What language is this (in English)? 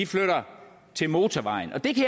Danish